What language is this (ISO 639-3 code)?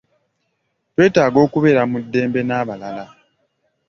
lug